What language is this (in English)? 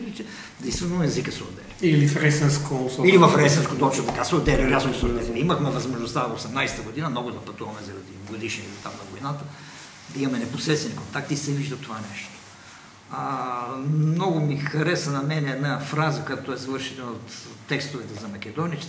Bulgarian